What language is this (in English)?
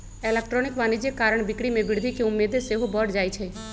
Magahi